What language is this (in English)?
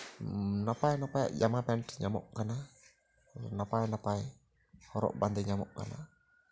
Santali